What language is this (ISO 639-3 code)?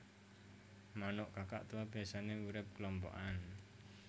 jav